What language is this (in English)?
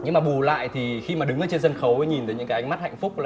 Vietnamese